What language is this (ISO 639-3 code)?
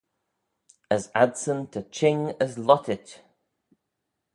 glv